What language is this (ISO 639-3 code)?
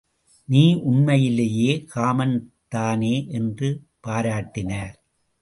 tam